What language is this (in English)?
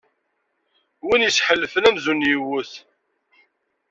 Kabyle